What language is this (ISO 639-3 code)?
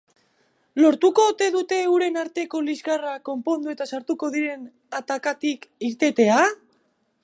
eus